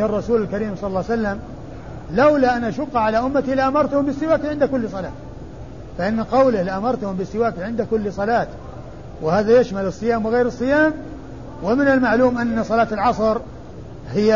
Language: Arabic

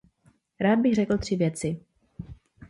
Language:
Czech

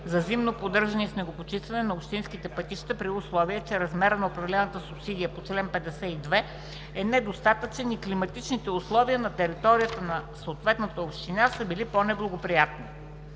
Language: Bulgarian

